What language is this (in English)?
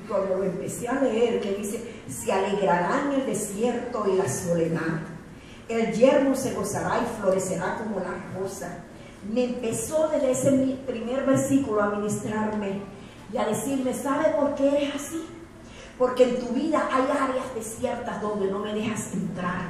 Spanish